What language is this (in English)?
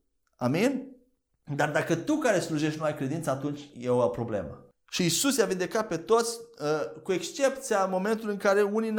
Romanian